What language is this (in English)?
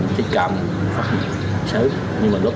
Vietnamese